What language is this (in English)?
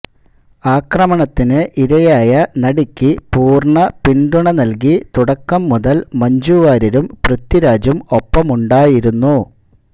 Malayalam